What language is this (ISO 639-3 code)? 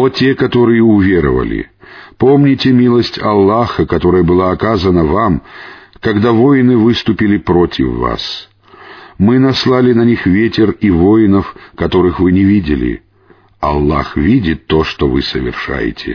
rus